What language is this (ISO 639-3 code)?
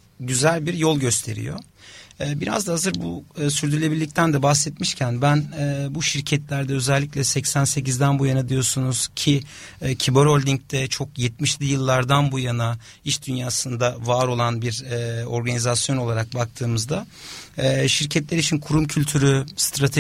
tur